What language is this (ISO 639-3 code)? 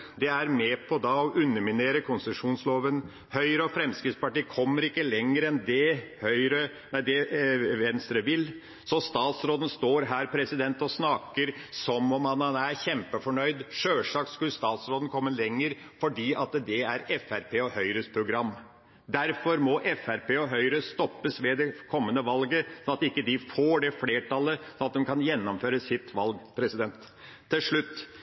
nob